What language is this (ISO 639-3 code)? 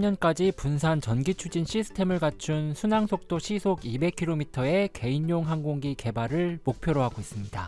kor